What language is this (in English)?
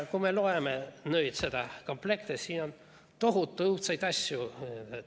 Estonian